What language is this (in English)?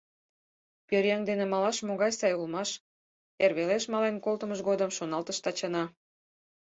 Mari